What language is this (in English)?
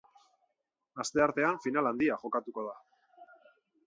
Basque